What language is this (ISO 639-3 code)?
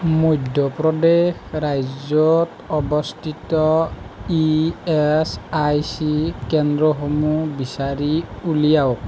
asm